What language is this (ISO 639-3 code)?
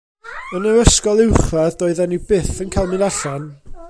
cym